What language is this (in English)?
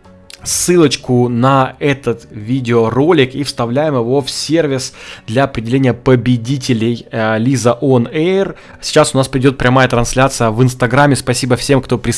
Russian